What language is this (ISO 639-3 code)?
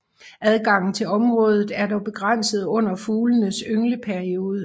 dan